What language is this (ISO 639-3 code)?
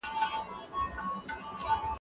pus